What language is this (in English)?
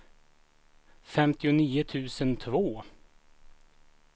Swedish